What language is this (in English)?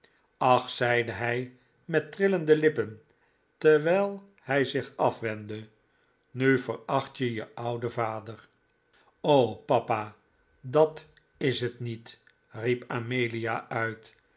Dutch